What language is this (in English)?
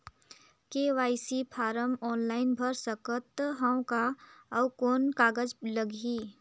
Chhattisgarhi